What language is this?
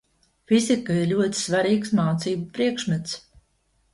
Latvian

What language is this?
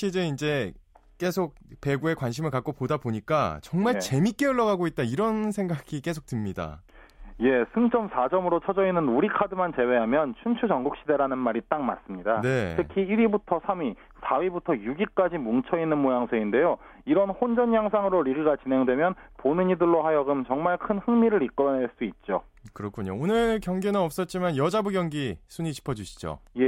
Korean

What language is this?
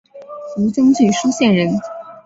Chinese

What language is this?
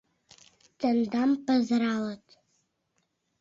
Mari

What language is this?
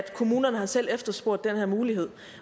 Danish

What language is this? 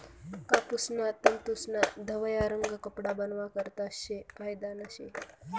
Marathi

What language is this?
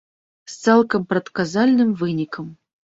Belarusian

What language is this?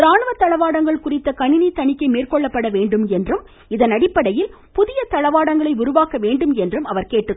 Tamil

